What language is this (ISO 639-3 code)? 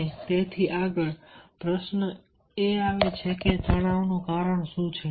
guj